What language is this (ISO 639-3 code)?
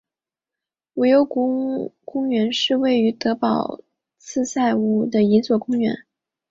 zho